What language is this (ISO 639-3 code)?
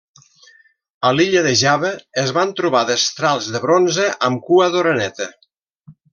cat